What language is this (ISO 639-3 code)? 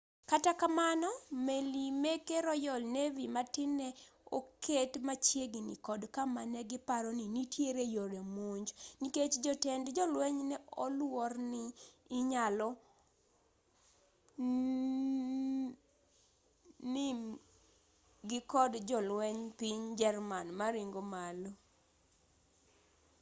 luo